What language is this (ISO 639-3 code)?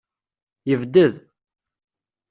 kab